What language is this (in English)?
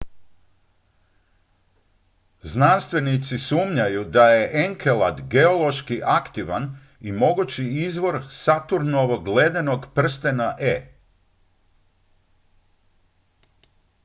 Croatian